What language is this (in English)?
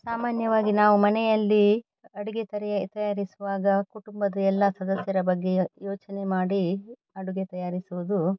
Kannada